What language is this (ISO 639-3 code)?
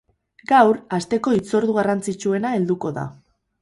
eus